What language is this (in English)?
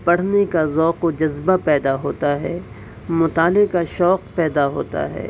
Urdu